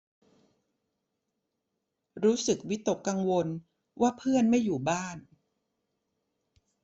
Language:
Thai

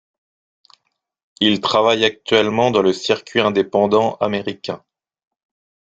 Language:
French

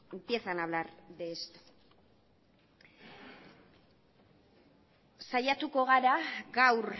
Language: Spanish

